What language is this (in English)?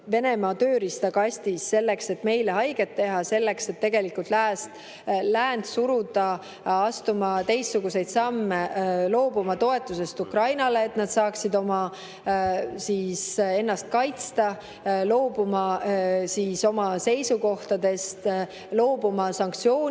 Estonian